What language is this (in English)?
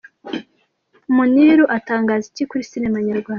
Kinyarwanda